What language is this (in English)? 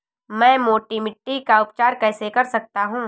Hindi